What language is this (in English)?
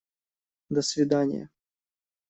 Russian